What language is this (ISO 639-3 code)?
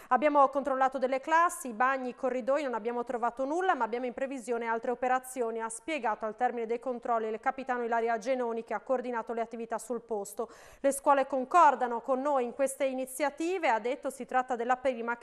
ita